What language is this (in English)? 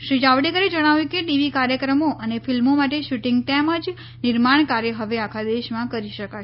Gujarati